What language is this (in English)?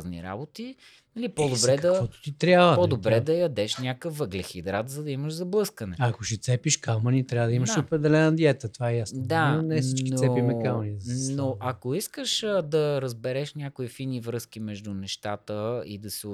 Bulgarian